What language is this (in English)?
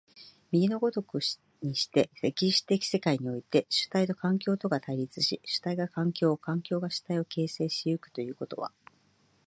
Japanese